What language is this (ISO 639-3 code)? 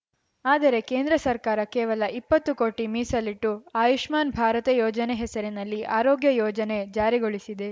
kan